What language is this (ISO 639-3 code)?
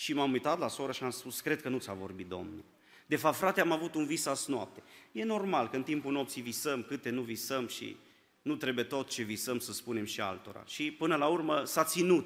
ron